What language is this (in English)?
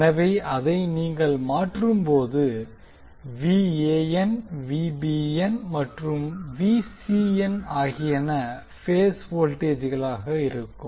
Tamil